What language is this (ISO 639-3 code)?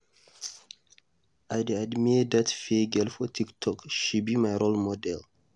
pcm